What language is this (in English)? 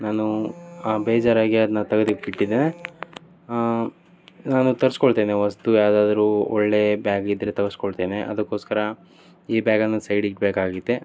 Kannada